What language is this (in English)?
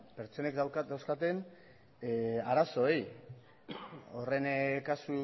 Basque